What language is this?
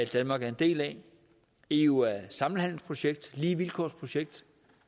Danish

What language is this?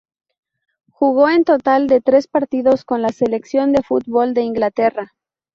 Spanish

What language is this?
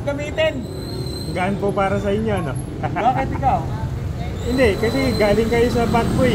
Filipino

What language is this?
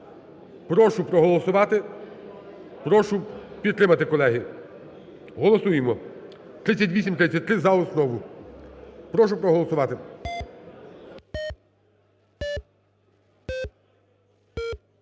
Ukrainian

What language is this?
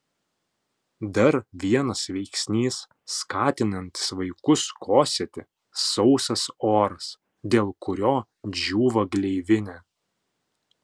Lithuanian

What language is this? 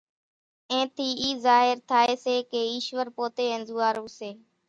Kachi Koli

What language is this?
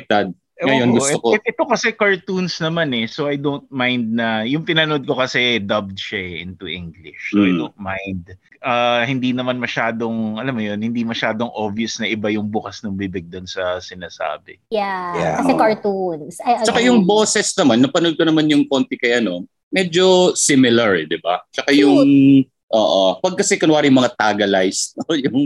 Filipino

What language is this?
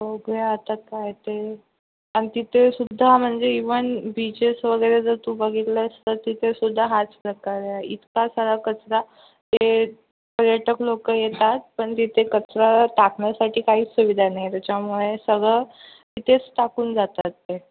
Marathi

